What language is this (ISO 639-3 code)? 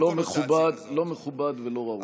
heb